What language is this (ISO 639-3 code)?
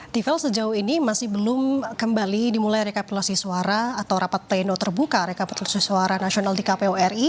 ind